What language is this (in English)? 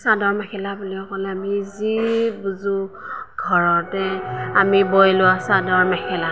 Assamese